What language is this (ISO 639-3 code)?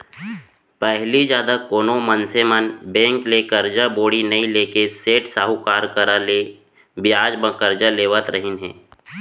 hne